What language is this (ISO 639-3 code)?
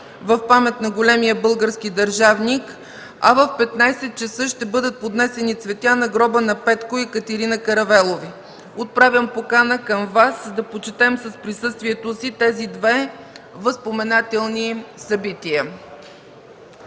bul